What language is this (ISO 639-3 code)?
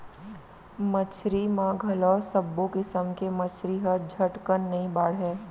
hne